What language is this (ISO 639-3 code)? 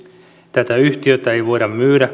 fin